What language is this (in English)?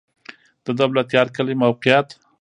Pashto